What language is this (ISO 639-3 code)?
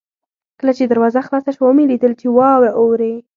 pus